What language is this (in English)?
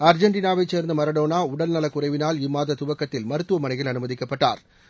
Tamil